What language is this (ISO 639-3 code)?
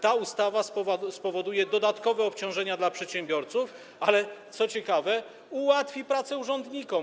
pol